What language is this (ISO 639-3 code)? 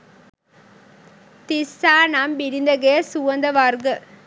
sin